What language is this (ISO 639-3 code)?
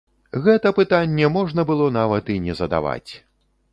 bel